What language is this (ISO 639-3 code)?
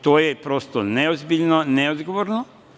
srp